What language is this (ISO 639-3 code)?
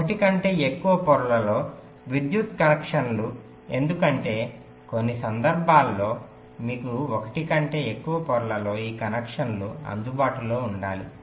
tel